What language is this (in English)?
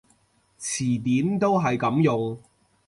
Cantonese